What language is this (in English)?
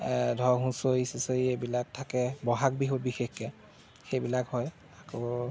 Assamese